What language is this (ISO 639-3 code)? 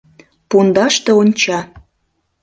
chm